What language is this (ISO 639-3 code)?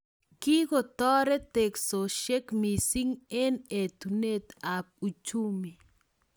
kln